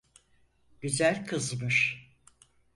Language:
Turkish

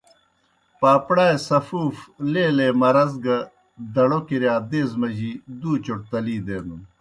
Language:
Kohistani Shina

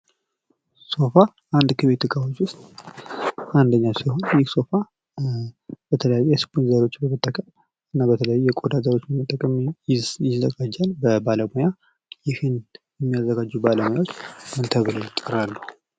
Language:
Amharic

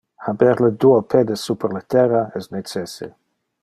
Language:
Interlingua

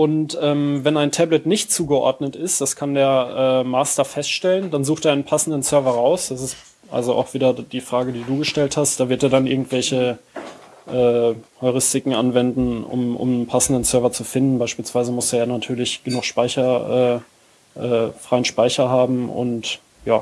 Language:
German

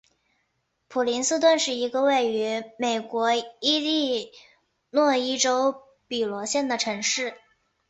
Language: Chinese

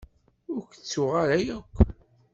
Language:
Kabyle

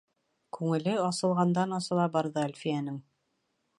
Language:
Bashkir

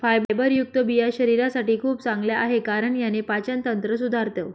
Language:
Marathi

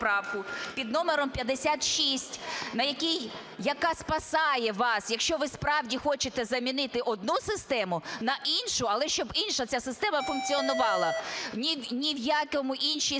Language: Ukrainian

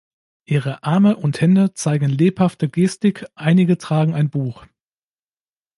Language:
German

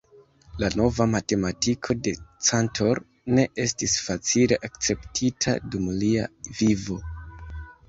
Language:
Esperanto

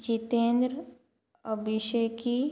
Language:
Konkani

